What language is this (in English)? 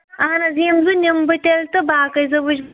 Kashmiri